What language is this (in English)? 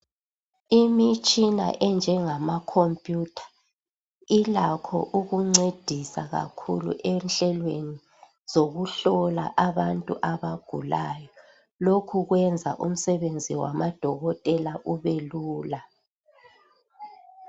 North Ndebele